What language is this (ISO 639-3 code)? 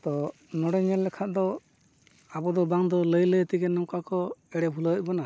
sat